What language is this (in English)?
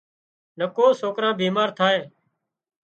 Wadiyara Koli